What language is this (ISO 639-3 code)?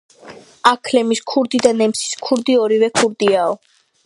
kat